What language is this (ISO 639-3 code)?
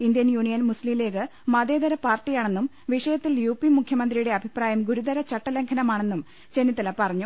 mal